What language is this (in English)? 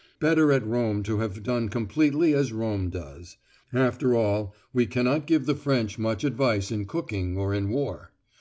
English